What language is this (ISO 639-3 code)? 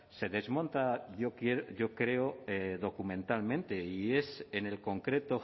spa